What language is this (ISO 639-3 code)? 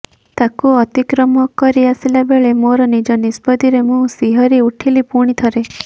ori